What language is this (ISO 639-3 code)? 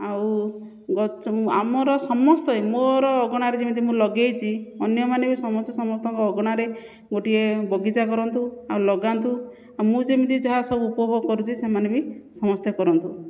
ori